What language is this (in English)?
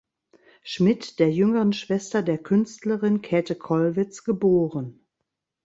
German